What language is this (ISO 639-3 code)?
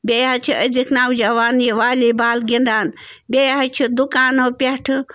kas